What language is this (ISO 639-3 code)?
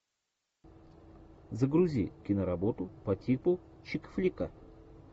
rus